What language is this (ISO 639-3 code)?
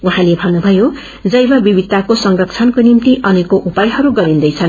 nep